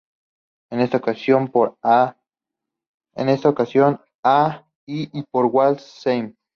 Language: Spanish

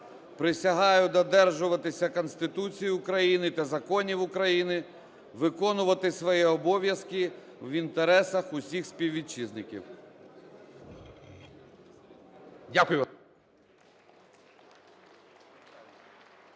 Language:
Ukrainian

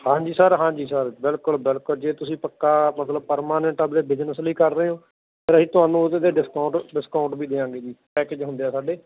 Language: Punjabi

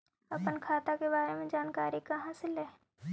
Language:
Magahi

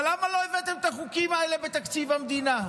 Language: Hebrew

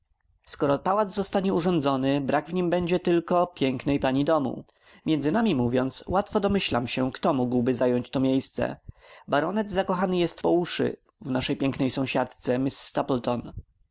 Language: Polish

